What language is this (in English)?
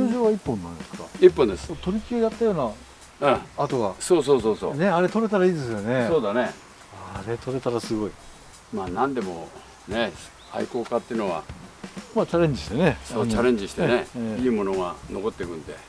Japanese